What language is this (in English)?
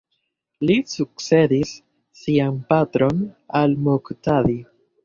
Esperanto